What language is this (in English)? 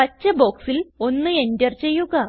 Malayalam